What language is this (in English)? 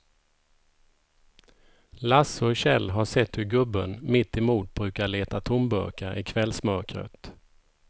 Swedish